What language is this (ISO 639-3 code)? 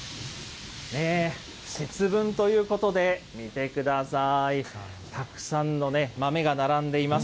jpn